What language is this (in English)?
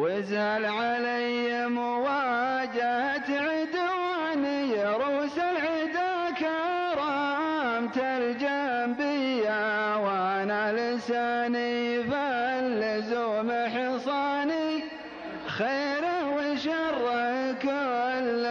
Arabic